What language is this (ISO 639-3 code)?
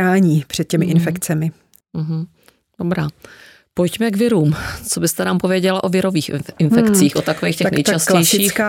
ces